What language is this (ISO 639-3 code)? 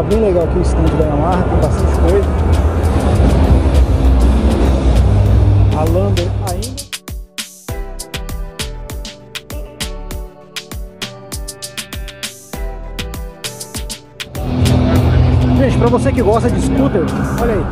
por